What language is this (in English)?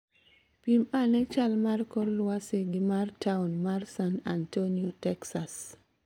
Luo (Kenya and Tanzania)